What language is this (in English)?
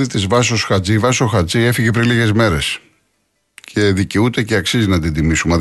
Greek